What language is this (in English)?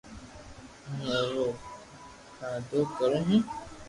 Loarki